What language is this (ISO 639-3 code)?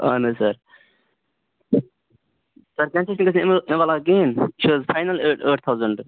kas